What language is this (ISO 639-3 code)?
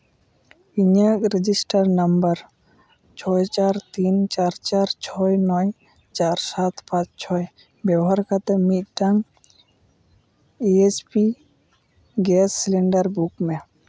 sat